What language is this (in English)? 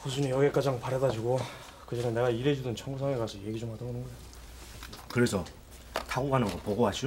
Korean